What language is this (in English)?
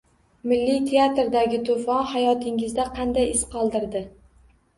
Uzbek